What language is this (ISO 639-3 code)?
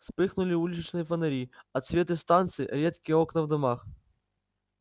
rus